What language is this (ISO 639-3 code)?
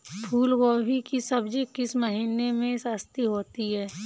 hin